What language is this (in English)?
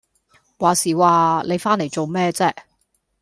Cantonese